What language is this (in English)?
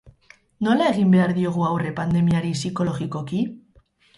Basque